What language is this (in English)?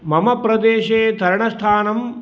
Sanskrit